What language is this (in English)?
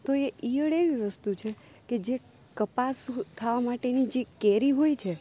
Gujarati